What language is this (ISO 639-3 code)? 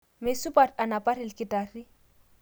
mas